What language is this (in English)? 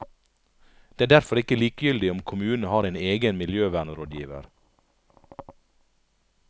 Norwegian